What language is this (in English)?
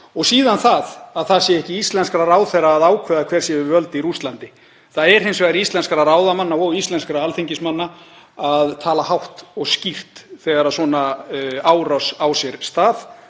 Icelandic